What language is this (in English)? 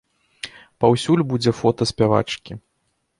Belarusian